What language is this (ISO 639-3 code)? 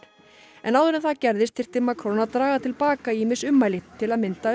isl